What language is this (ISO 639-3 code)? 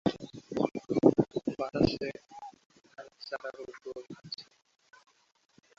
ben